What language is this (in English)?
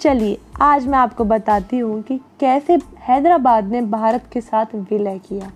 Hindi